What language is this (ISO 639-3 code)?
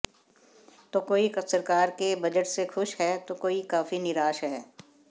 hin